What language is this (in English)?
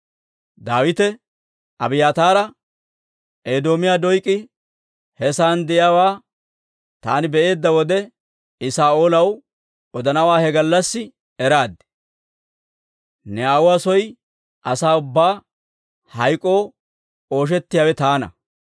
Dawro